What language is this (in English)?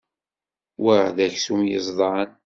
Kabyle